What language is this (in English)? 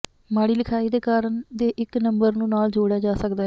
Punjabi